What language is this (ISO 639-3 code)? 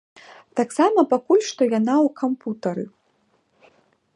bel